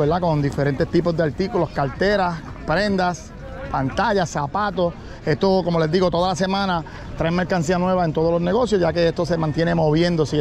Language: Spanish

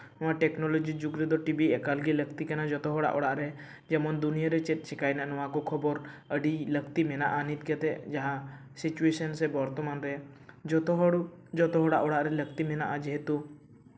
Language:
Santali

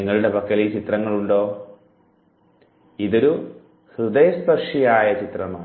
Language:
Malayalam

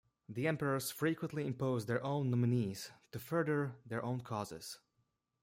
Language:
English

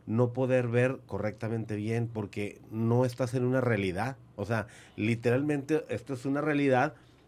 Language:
Spanish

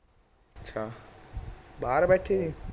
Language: Punjabi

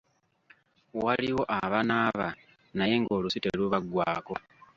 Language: Ganda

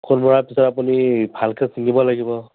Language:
Assamese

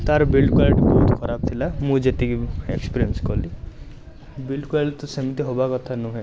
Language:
Odia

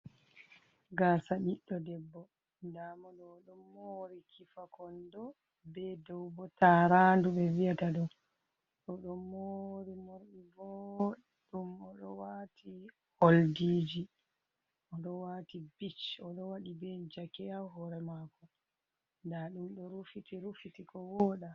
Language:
Fula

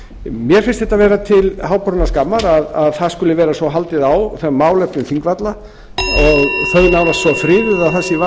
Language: Icelandic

